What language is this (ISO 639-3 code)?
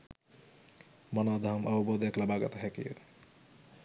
sin